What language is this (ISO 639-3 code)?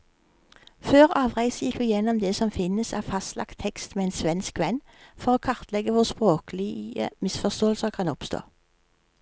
nor